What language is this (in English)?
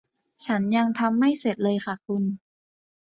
Thai